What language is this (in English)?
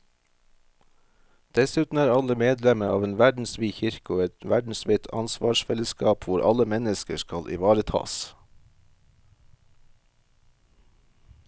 Norwegian